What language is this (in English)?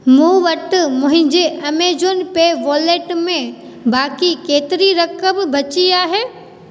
Sindhi